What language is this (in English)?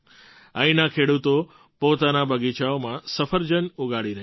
Gujarati